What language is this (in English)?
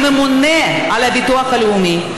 Hebrew